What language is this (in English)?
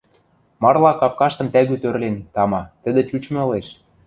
Western Mari